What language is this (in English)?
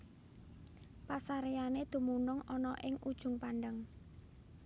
Javanese